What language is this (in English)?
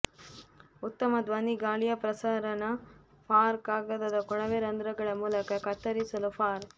Kannada